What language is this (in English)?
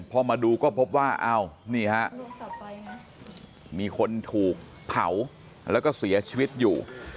Thai